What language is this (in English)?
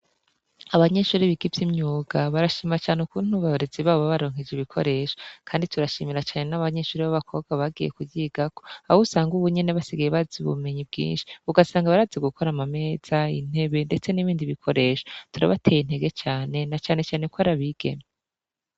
Rundi